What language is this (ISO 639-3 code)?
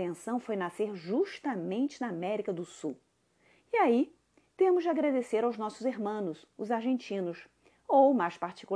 por